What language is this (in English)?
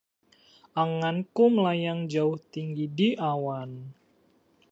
Indonesian